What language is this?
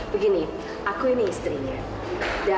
Indonesian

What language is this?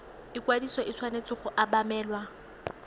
Tswana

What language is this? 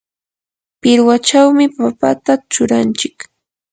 Yanahuanca Pasco Quechua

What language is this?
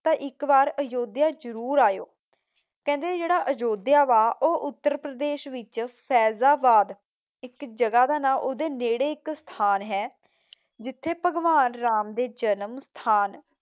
Punjabi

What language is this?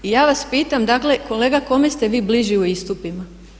Croatian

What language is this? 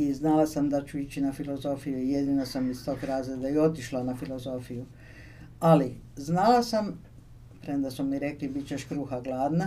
Croatian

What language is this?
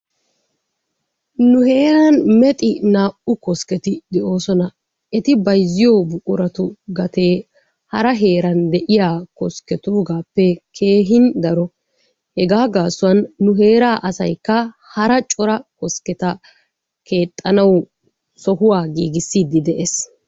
Wolaytta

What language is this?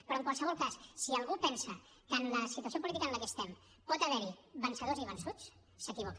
Catalan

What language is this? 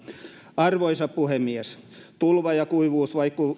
Finnish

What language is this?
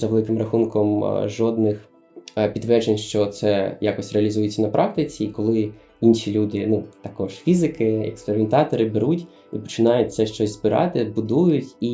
Ukrainian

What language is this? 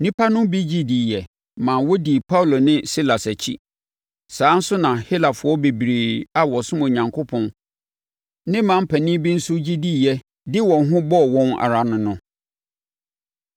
Akan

